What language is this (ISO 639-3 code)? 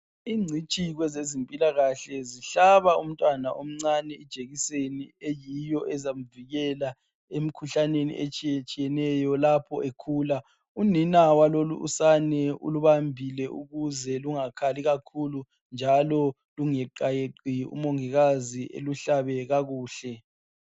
nde